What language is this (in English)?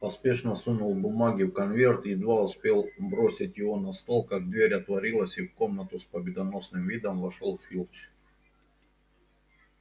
Russian